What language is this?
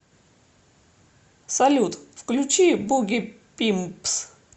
Russian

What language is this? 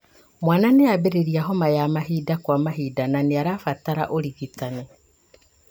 Kikuyu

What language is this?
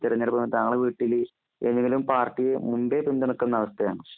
Malayalam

